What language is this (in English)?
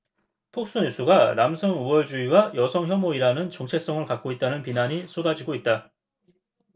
Korean